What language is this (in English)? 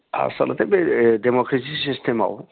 Bodo